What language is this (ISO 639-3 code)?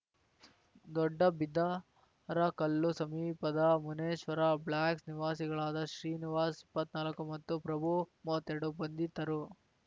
kan